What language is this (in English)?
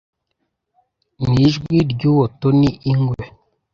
Kinyarwanda